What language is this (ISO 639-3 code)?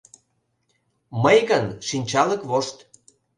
chm